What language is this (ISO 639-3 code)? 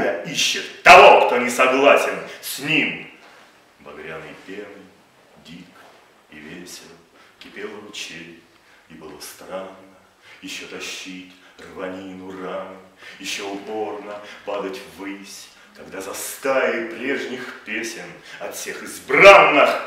rus